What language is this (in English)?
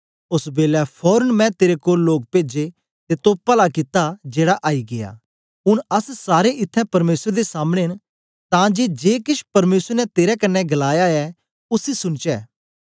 Dogri